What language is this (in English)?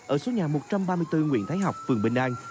Vietnamese